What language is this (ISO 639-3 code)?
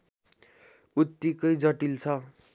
nep